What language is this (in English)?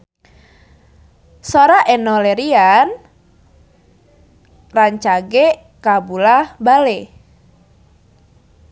Sundanese